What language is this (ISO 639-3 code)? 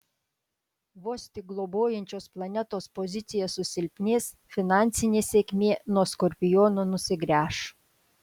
lit